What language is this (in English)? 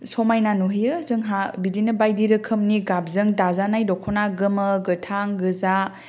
Bodo